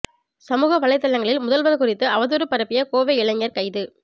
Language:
Tamil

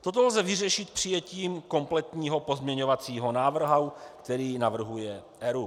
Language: Czech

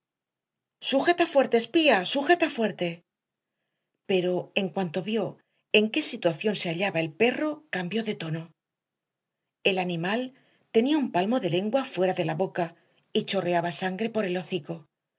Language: Spanish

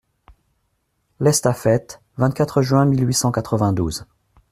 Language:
French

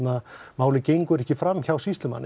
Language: Icelandic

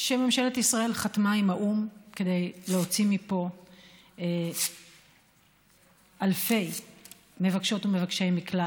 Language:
Hebrew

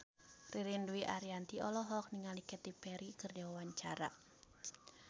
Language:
Sundanese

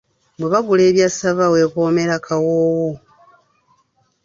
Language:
Ganda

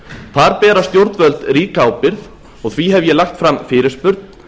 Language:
Icelandic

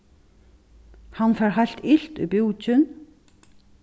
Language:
Faroese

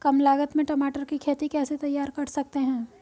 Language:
Hindi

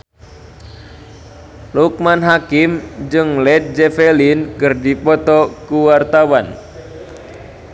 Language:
Sundanese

